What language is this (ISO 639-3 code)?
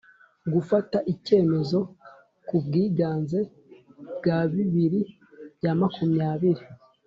kin